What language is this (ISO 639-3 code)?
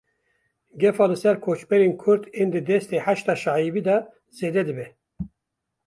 kur